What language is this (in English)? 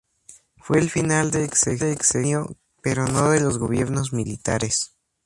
Spanish